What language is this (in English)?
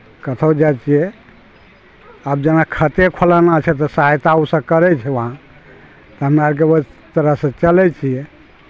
Maithili